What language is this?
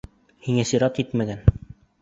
Bashkir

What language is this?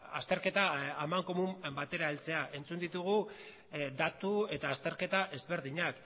Basque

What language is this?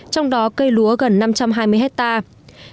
Vietnamese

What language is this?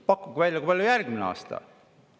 Estonian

